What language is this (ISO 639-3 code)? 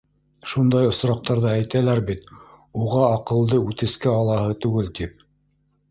bak